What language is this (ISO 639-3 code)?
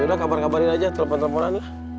ind